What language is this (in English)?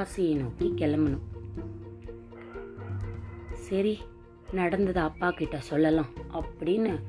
Tamil